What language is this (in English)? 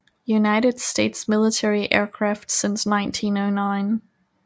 Danish